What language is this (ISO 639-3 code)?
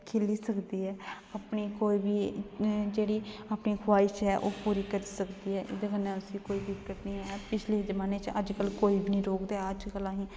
doi